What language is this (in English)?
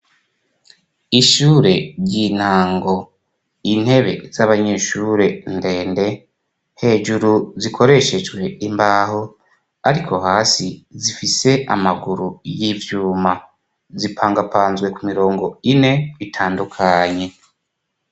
Rundi